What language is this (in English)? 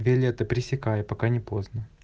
Russian